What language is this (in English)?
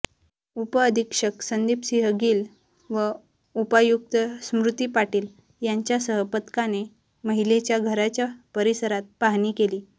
Marathi